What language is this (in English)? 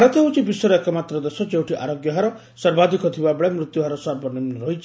Odia